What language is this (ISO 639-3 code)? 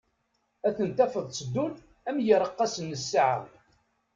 kab